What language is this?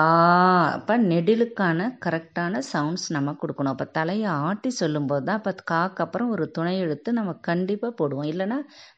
Tamil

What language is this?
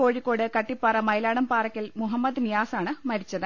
Malayalam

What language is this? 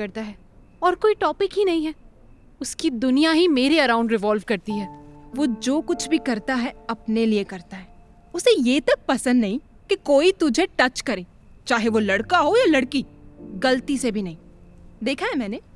Hindi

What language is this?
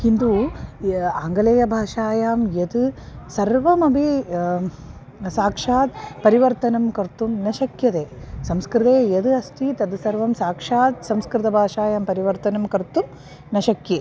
Sanskrit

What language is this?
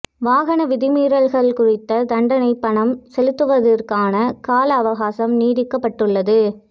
Tamil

